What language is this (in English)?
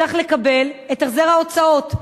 Hebrew